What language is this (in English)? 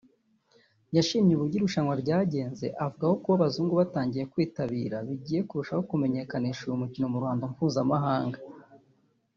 Kinyarwanda